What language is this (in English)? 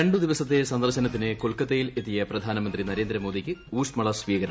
Malayalam